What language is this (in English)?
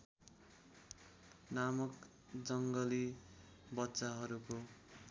Nepali